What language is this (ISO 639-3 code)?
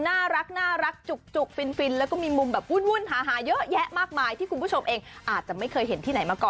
tha